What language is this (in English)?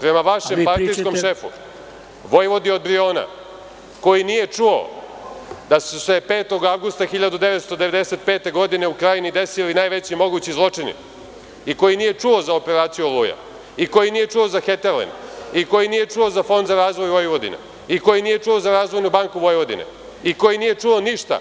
Serbian